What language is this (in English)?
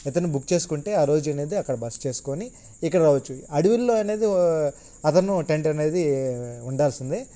Telugu